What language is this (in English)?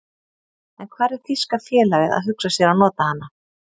Icelandic